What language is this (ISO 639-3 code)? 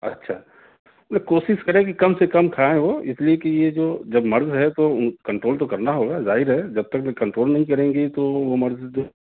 urd